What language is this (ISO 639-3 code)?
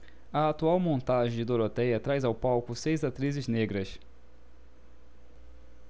por